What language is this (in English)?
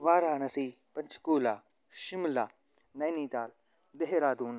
Sanskrit